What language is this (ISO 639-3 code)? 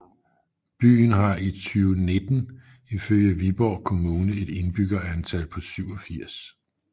dan